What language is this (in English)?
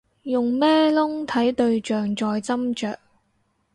Cantonese